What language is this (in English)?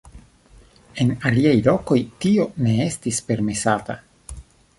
Esperanto